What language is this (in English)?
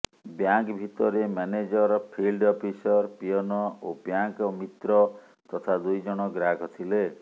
Odia